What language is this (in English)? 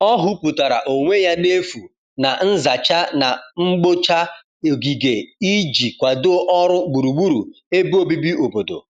Igbo